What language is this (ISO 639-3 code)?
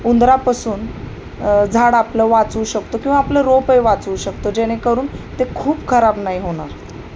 mar